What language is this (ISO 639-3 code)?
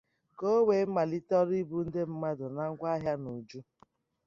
ibo